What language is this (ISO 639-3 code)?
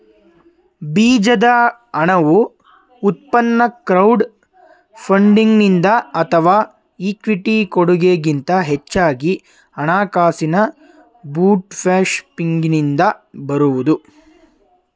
kan